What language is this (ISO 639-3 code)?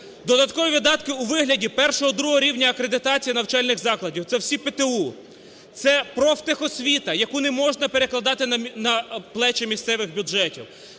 ukr